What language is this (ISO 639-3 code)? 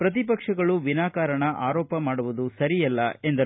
kan